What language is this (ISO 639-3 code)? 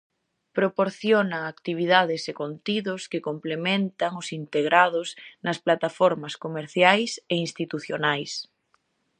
glg